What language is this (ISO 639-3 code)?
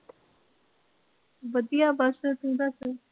pan